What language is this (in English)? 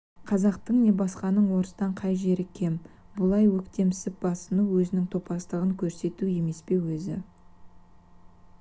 Kazakh